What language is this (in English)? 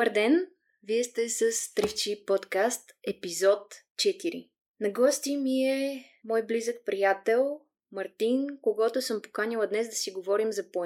Bulgarian